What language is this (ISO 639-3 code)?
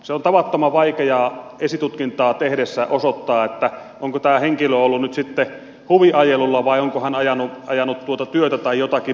fin